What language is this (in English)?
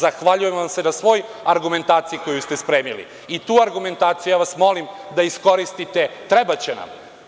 Serbian